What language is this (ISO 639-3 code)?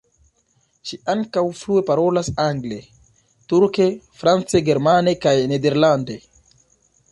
epo